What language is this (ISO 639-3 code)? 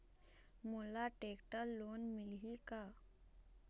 hne